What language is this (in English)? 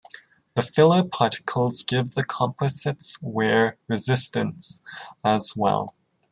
English